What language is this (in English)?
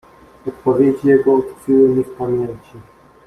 Polish